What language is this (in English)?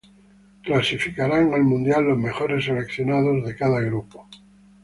Spanish